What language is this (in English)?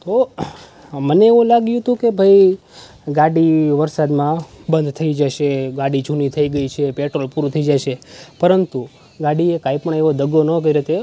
Gujarati